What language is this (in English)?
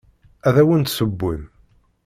Kabyle